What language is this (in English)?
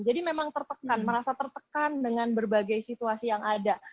Indonesian